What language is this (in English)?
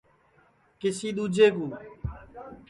Sansi